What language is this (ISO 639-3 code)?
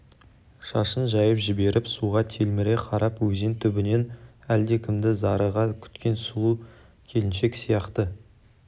kaz